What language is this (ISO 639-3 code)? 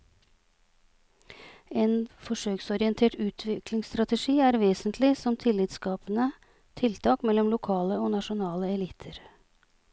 nor